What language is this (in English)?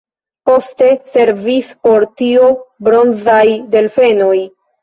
Esperanto